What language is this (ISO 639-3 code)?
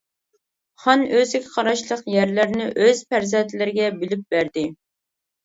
uig